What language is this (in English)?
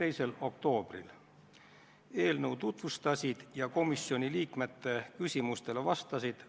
Estonian